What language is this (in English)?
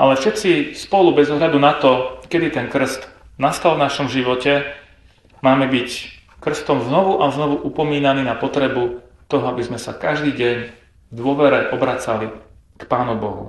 Slovak